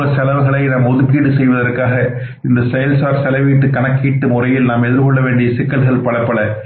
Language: Tamil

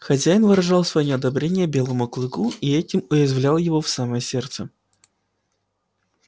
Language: Russian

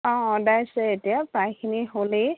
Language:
Assamese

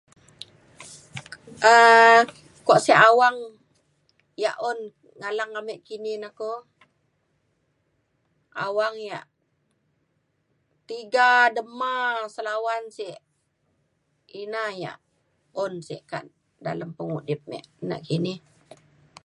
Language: Mainstream Kenyah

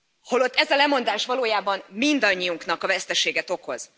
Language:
Hungarian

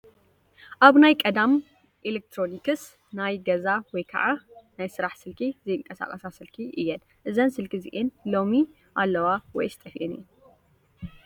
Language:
Tigrinya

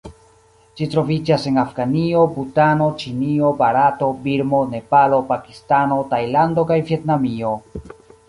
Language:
Esperanto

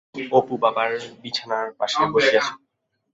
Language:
Bangla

